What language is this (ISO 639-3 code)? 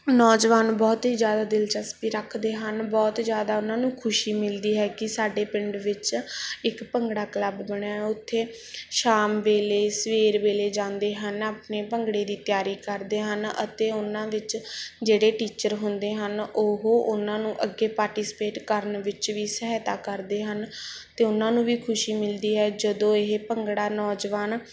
pan